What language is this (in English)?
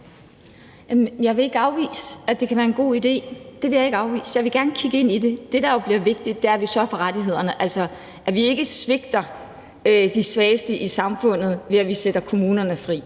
Danish